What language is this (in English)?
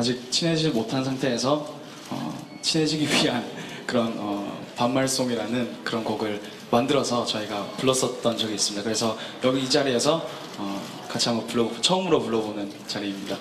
Korean